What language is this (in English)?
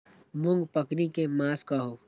Maithili